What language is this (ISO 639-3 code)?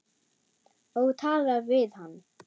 isl